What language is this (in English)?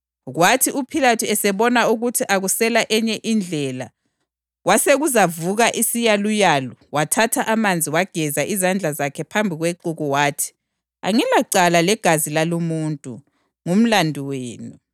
North Ndebele